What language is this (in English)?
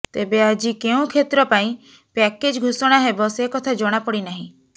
Odia